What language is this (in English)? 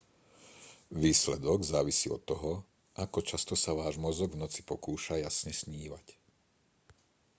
Slovak